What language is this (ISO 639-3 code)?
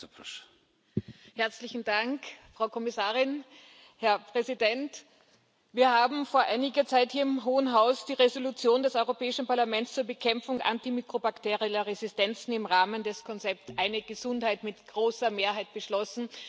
deu